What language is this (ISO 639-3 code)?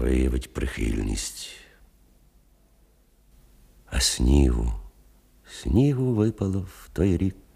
ukr